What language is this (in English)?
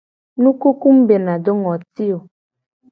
Gen